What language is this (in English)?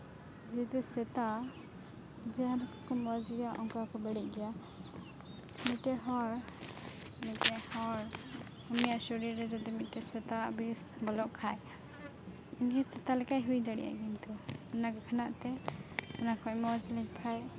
Santali